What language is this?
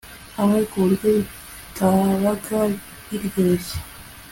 Kinyarwanda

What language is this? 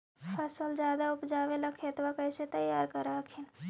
Magahi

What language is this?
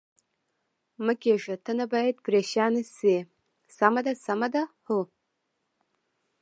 Pashto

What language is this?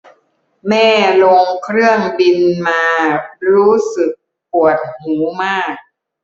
Thai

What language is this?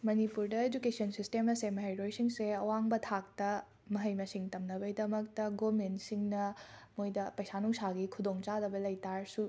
Manipuri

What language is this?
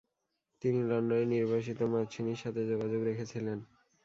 Bangla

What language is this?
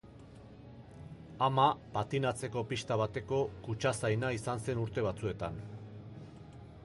Basque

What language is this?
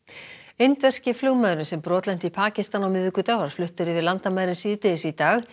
Icelandic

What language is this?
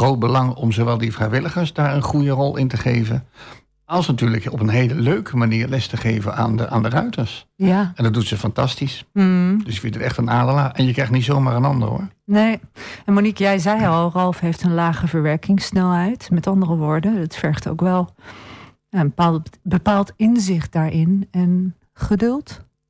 Dutch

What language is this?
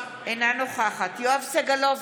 Hebrew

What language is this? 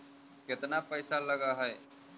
Magahi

